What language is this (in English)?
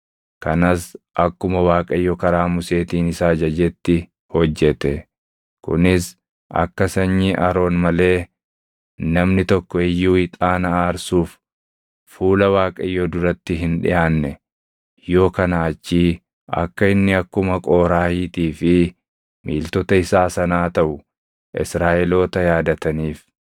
Oromo